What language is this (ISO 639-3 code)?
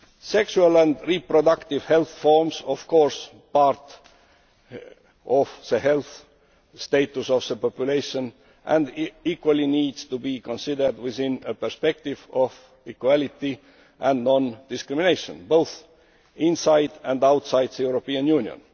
eng